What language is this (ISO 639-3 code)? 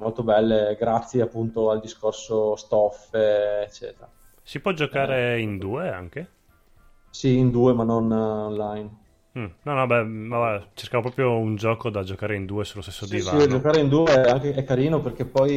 ita